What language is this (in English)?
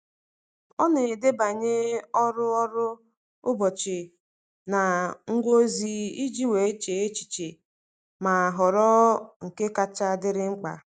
Igbo